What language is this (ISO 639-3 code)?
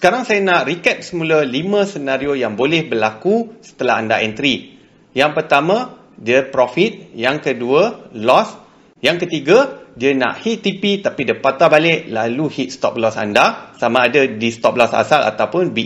msa